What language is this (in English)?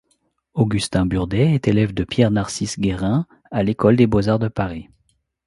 French